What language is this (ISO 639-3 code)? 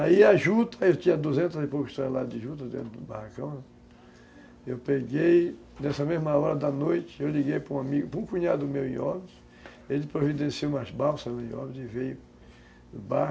por